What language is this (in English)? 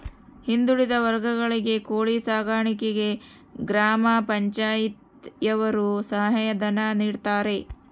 Kannada